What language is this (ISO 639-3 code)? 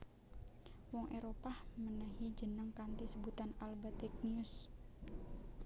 jav